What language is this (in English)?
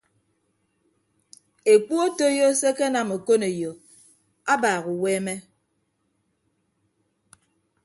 Ibibio